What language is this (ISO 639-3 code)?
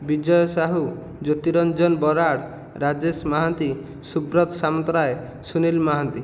ori